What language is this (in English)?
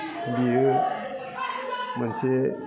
Bodo